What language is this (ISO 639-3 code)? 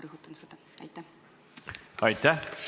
est